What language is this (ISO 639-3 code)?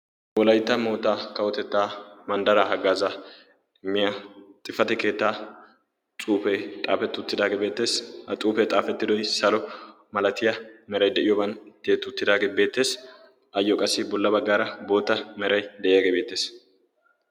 wal